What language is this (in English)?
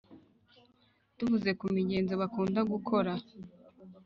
Kinyarwanda